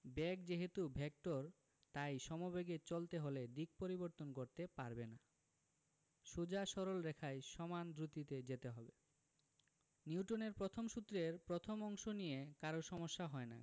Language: Bangla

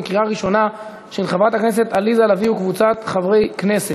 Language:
Hebrew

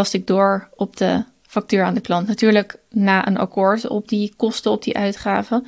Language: Dutch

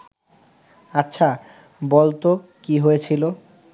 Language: Bangla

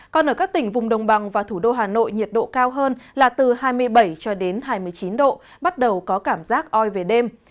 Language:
Vietnamese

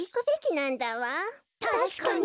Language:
Japanese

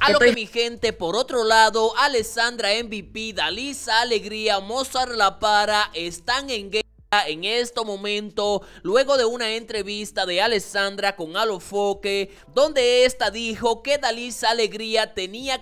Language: Spanish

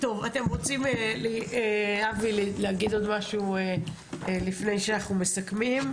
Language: Hebrew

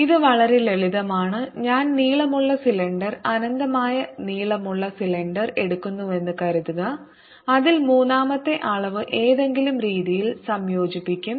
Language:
Malayalam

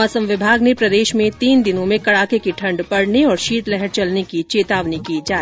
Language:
Hindi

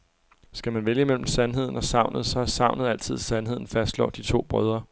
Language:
Danish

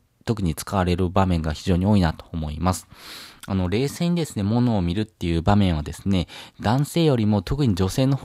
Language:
Japanese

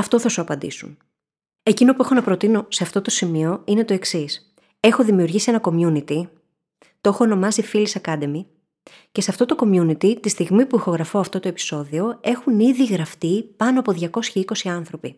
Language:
Greek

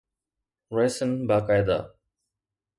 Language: Sindhi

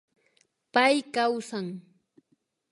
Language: Imbabura Highland Quichua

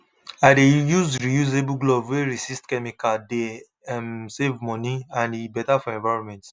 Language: Nigerian Pidgin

